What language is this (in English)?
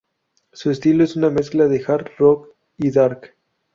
Spanish